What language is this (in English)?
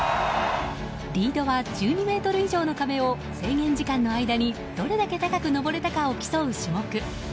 Japanese